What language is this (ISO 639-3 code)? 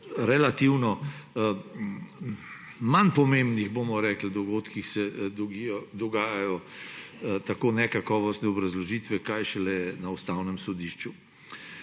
slv